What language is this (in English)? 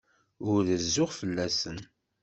Kabyle